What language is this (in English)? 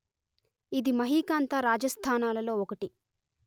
Telugu